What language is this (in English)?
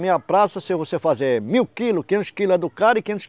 Portuguese